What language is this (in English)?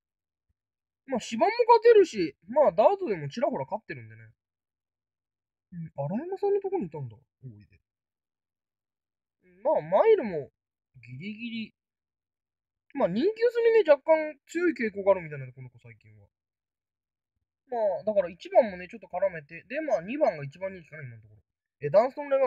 Japanese